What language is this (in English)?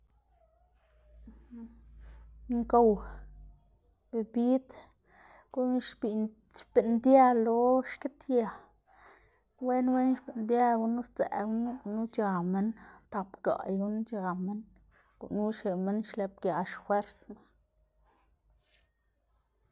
Xanaguía Zapotec